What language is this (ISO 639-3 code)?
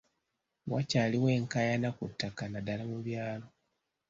lug